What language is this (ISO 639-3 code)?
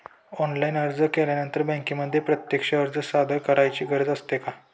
mar